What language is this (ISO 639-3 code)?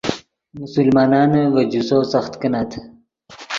ydg